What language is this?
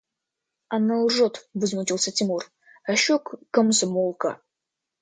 Russian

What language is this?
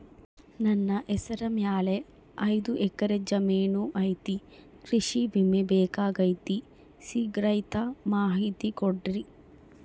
Kannada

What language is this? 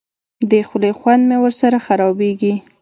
Pashto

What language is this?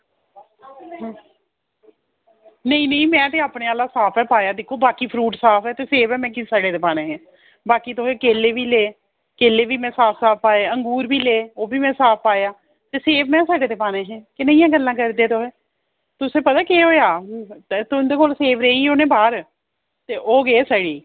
Dogri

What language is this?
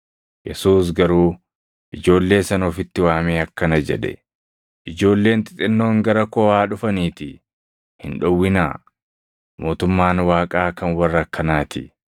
Oromo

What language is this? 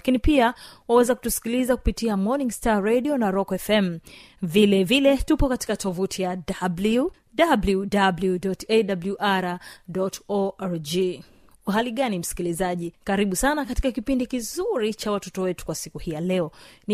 Swahili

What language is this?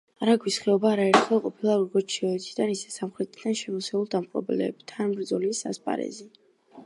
Georgian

